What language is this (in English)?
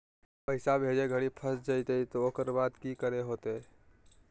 Magahi